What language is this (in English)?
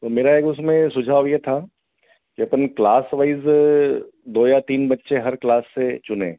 Hindi